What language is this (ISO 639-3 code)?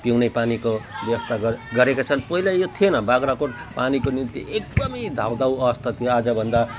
nep